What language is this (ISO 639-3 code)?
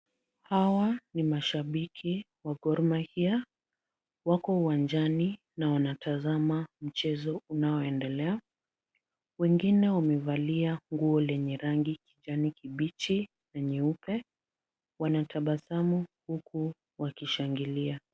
swa